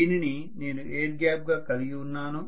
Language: Telugu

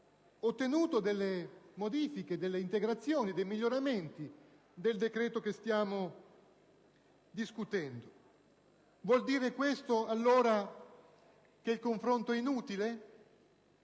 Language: Italian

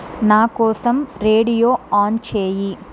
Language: Telugu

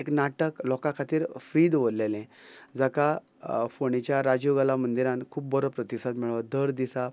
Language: Konkani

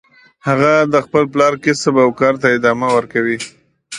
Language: Pashto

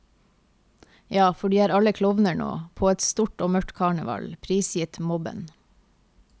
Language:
Norwegian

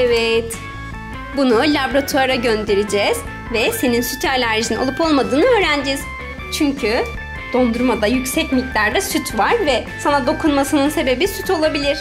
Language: Turkish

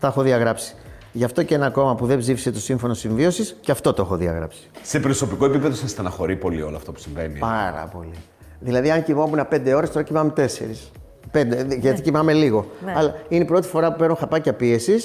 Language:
Greek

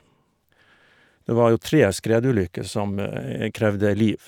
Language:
Norwegian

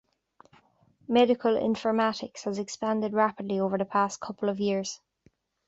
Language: English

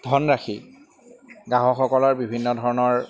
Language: Assamese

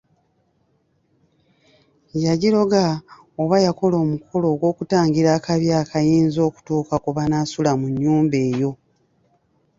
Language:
Ganda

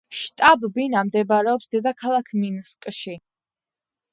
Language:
Georgian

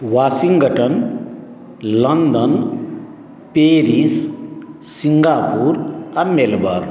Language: Maithili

